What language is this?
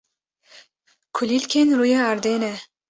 Kurdish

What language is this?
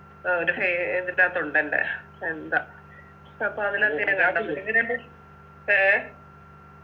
Malayalam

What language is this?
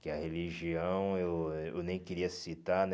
Portuguese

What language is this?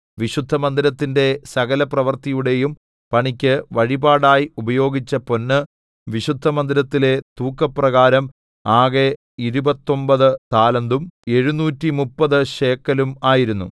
Malayalam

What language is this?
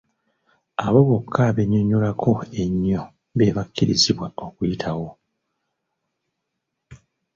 Ganda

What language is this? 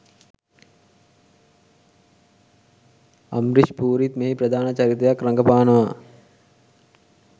Sinhala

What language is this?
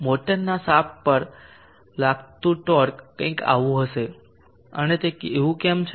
Gujarati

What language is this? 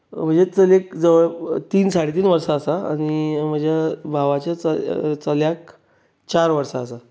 Konkani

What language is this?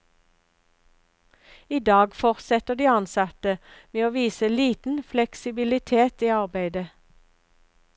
Norwegian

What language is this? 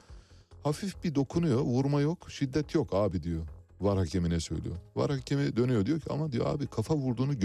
Turkish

